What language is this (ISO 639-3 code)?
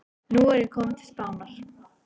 isl